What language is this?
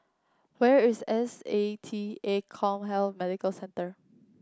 English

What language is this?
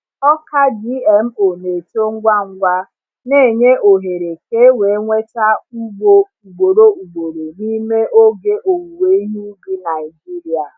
Igbo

